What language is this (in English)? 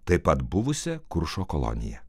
Lithuanian